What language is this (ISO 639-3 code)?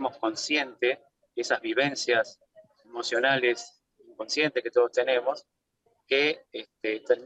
spa